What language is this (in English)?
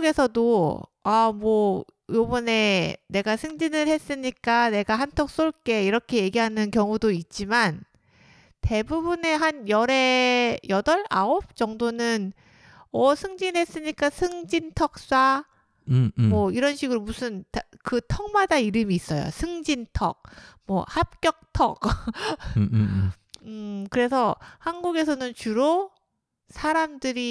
Korean